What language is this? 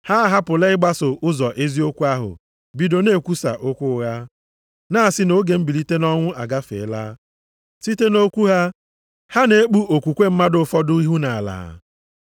Igbo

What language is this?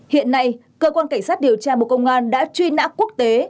Vietnamese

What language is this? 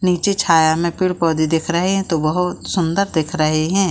Hindi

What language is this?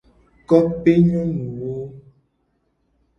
Gen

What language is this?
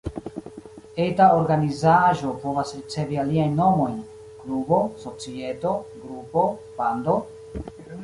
Esperanto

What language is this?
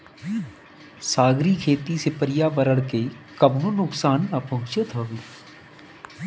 Bhojpuri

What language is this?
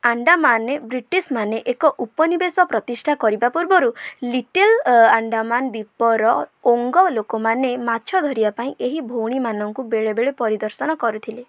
Odia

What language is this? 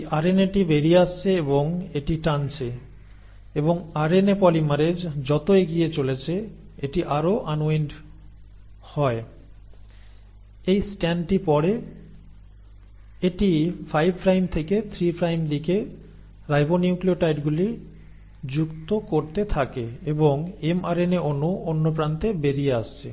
Bangla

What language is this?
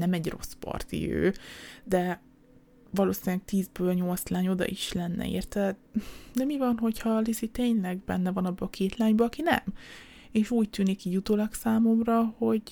Hungarian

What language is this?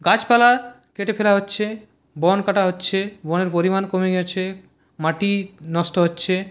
Bangla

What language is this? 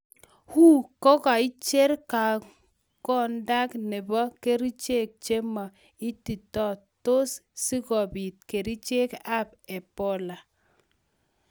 Kalenjin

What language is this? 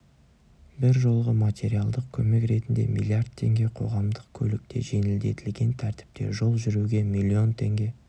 Kazakh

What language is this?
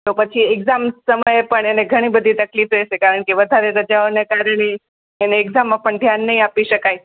Gujarati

